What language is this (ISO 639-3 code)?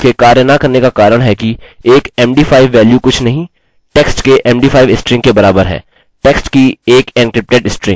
hin